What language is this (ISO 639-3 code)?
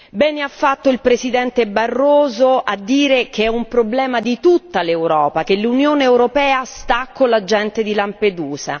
ita